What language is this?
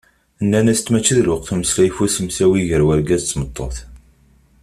Kabyle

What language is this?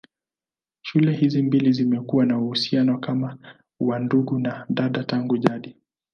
Swahili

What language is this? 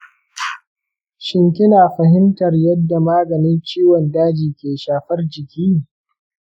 Hausa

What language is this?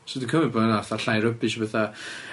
Welsh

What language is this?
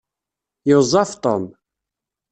Kabyle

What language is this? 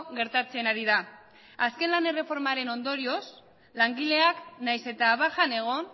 Basque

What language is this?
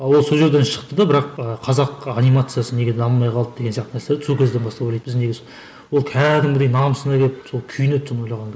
Kazakh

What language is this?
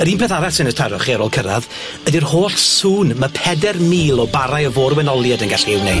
Welsh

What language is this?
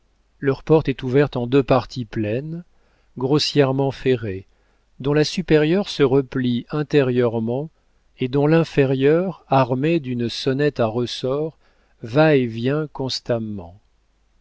French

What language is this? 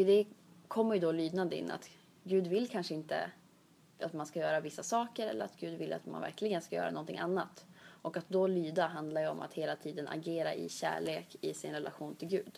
Swedish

